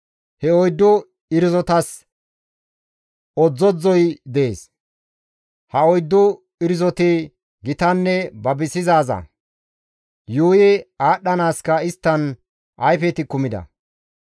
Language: Gamo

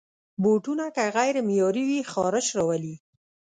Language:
Pashto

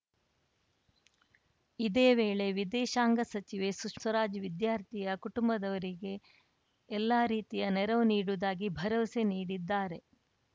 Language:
Kannada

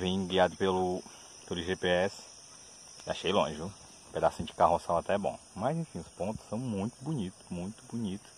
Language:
Portuguese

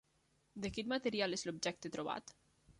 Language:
Catalan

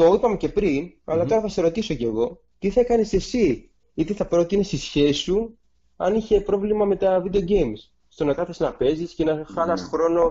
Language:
Greek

